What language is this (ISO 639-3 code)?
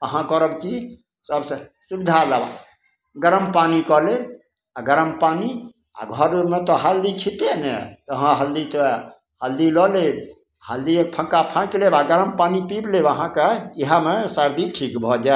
mai